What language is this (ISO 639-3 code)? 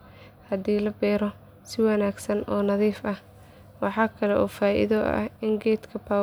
som